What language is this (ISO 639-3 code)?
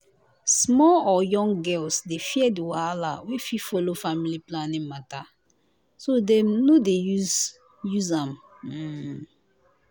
pcm